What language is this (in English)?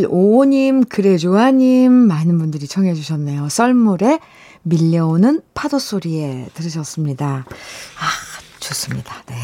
Korean